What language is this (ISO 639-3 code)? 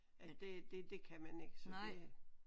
dan